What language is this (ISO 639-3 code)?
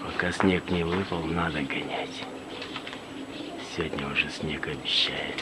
rus